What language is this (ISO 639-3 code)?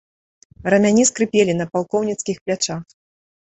bel